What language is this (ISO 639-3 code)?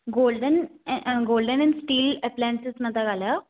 snd